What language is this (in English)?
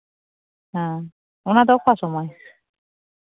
Santali